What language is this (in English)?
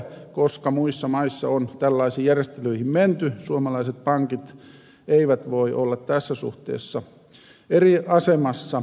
Finnish